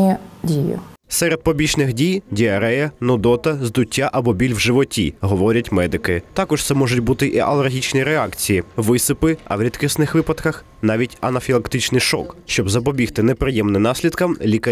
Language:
Ukrainian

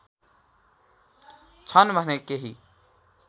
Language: Nepali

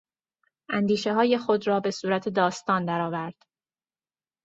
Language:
Persian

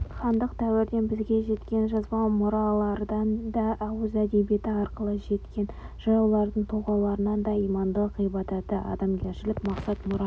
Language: Kazakh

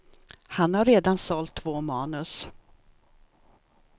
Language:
Swedish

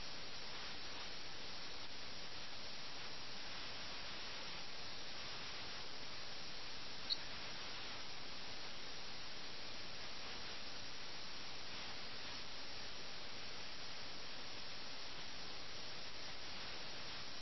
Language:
Malayalam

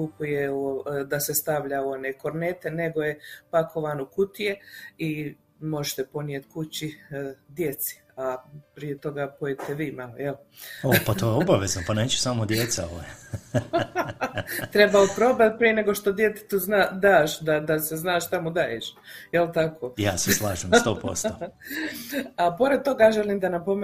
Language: Croatian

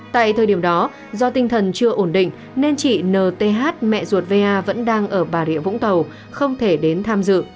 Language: Vietnamese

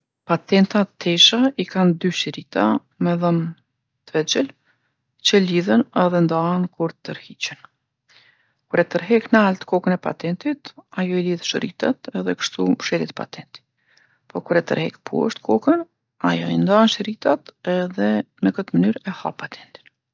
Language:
Gheg Albanian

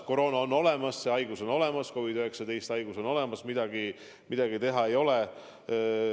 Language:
Estonian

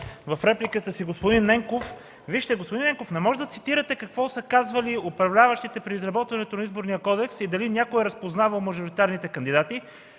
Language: Bulgarian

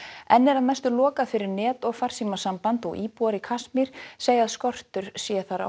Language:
Icelandic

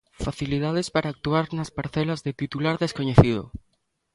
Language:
Galician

